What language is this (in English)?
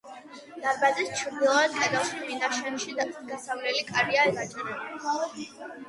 Georgian